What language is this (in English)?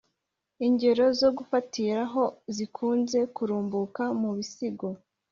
Kinyarwanda